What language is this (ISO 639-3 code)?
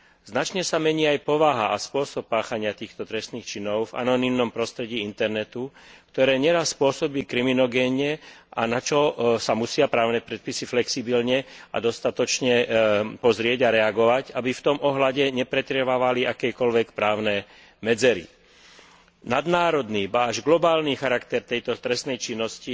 slk